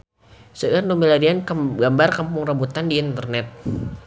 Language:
Sundanese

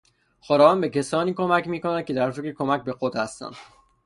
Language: Persian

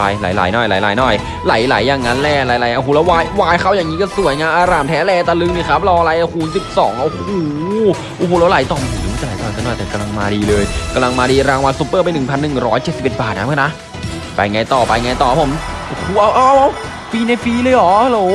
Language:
Thai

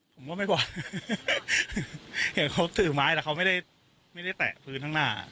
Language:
Thai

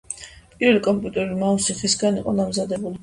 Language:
Georgian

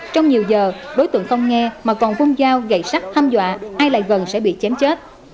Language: Vietnamese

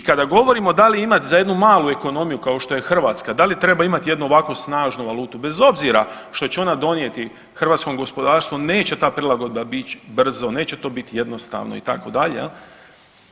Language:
Croatian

